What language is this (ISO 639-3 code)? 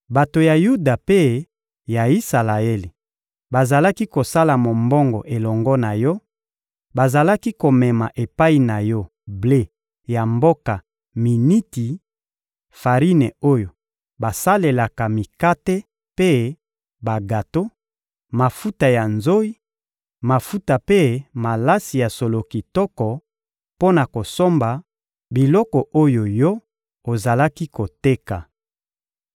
lin